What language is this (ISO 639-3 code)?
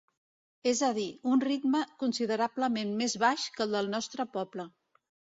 cat